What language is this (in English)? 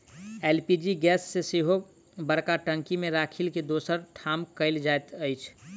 Maithili